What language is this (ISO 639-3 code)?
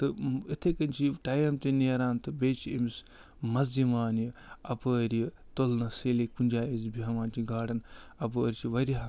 kas